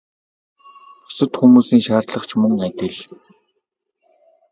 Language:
Mongolian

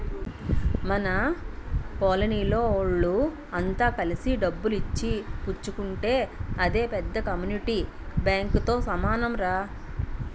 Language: Telugu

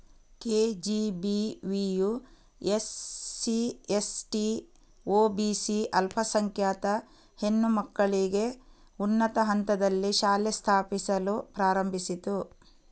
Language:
Kannada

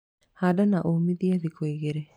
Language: Kikuyu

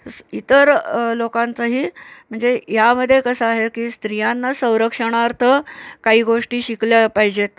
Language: Marathi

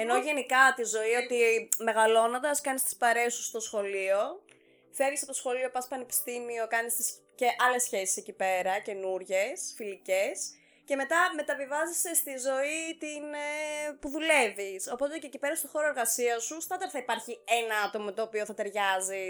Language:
Greek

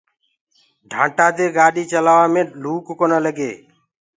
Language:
Gurgula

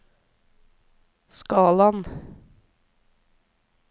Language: Norwegian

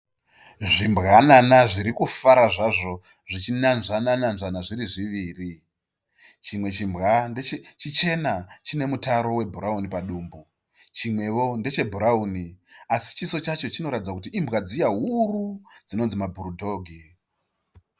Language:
Shona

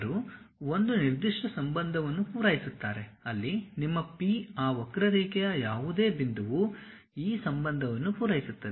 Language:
Kannada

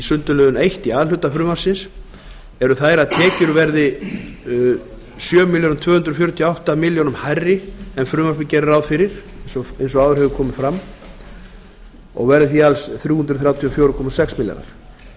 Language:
Icelandic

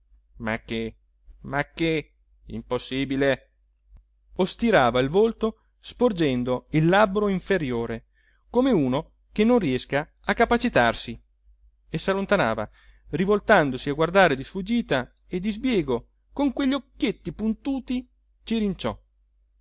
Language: Italian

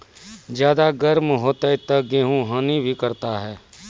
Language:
Maithili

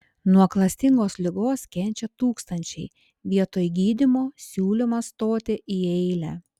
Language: Lithuanian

